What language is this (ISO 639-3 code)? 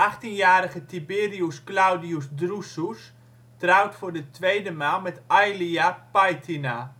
nld